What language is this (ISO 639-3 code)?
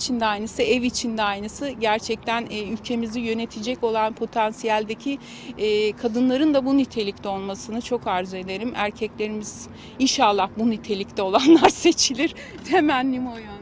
tur